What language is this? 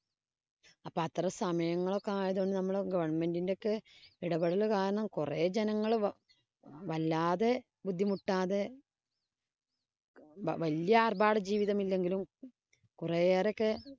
Malayalam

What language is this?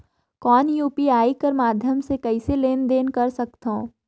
Chhattisgarhi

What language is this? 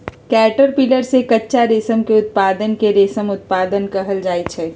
Magahi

